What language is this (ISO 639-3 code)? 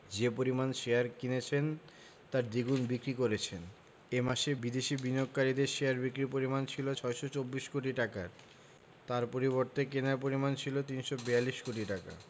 ben